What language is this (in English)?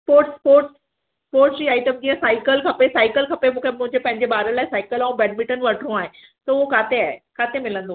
Sindhi